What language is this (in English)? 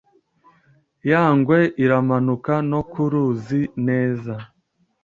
Kinyarwanda